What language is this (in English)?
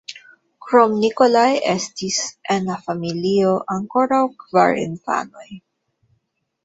Esperanto